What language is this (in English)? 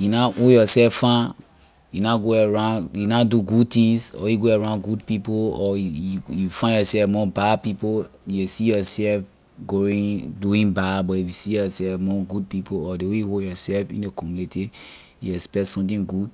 Liberian English